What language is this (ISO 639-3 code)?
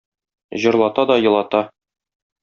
tat